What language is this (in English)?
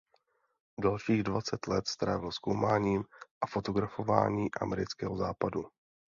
Czech